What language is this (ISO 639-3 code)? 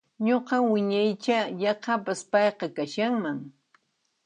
qxp